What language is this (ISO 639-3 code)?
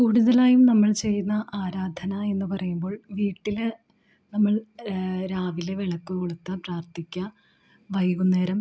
mal